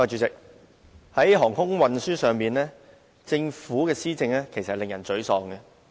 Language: Cantonese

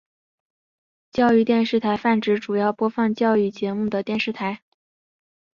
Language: Chinese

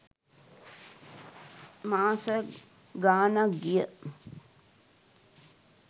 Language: Sinhala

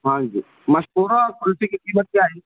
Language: Urdu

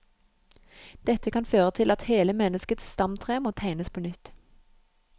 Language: Norwegian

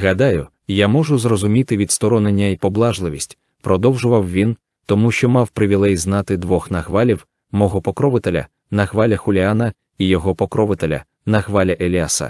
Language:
Ukrainian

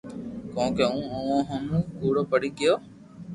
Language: Loarki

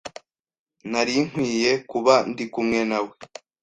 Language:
Kinyarwanda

